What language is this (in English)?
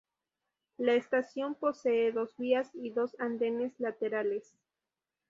Spanish